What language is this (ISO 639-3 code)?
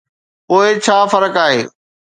snd